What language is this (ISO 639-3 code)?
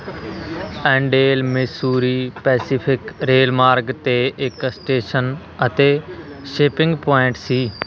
pan